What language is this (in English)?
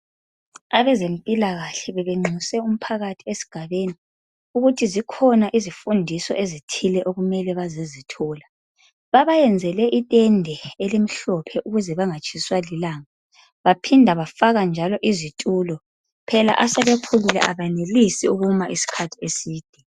North Ndebele